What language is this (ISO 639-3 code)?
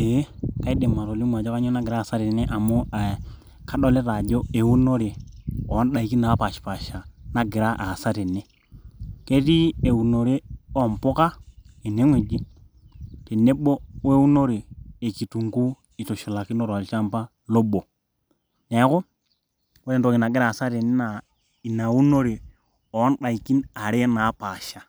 mas